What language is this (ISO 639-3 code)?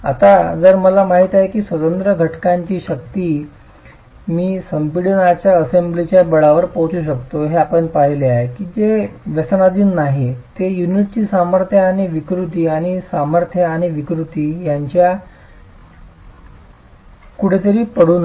mar